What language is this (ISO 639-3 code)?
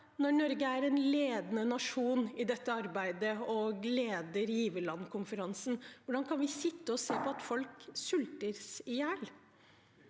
nor